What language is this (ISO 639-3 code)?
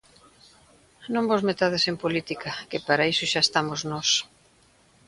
glg